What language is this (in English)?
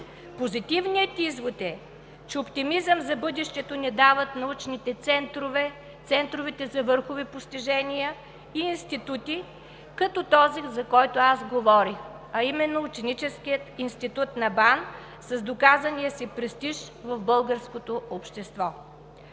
Bulgarian